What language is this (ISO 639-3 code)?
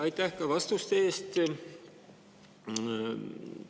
est